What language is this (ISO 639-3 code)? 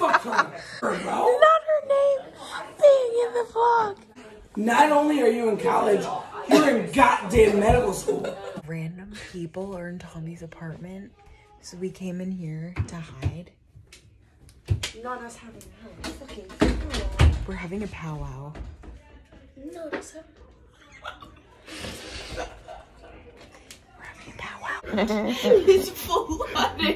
eng